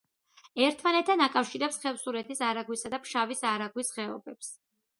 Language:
Georgian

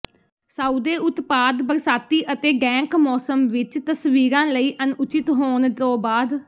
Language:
Punjabi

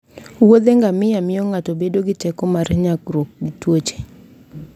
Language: Luo (Kenya and Tanzania)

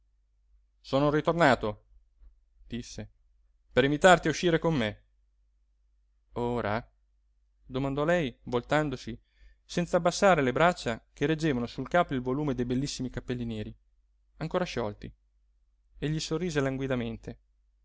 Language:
Italian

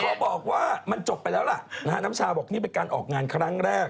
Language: Thai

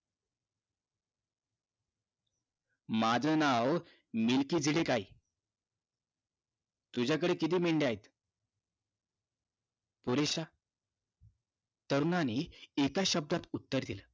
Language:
Marathi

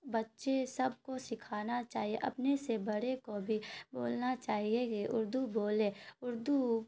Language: Urdu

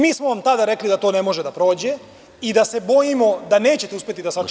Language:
Serbian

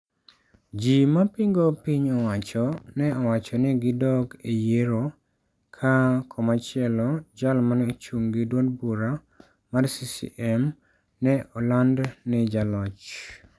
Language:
Luo (Kenya and Tanzania)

